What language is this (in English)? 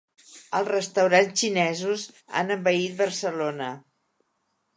Catalan